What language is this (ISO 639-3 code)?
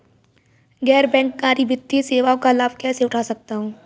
hin